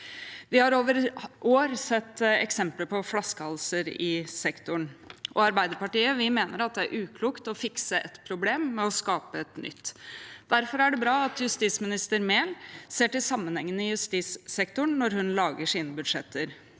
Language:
Norwegian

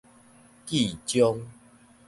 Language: Min Nan Chinese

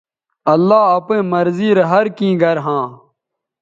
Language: Bateri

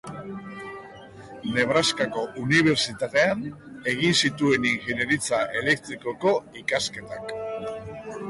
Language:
Basque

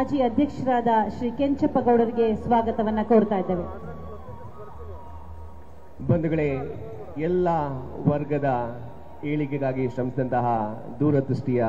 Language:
Kannada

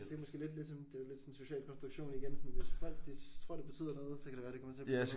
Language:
Danish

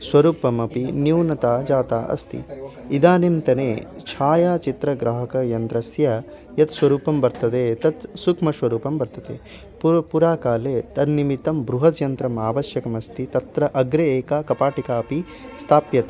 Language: Sanskrit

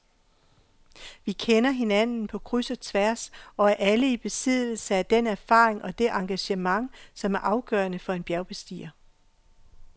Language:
Danish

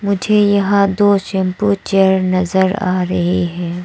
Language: Hindi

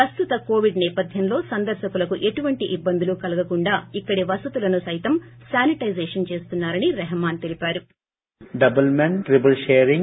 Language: Telugu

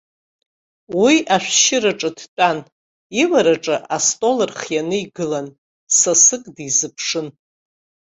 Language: Abkhazian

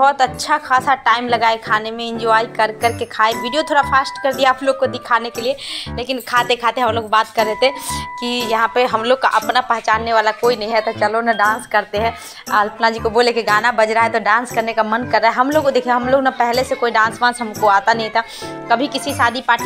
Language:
Hindi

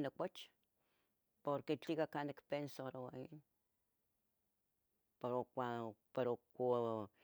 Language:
Tetelcingo Nahuatl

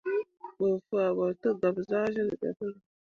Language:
Mundang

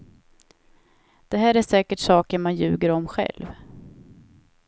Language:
Swedish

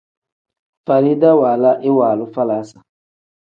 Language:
Tem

